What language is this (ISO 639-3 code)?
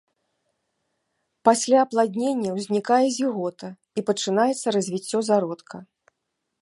bel